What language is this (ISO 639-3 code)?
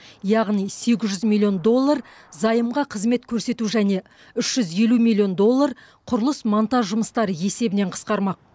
kaz